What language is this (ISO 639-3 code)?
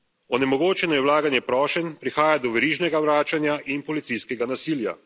slv